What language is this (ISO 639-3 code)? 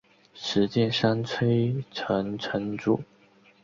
zho